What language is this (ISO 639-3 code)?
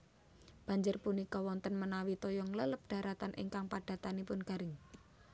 jav